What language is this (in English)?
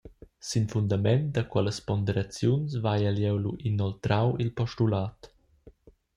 Romansh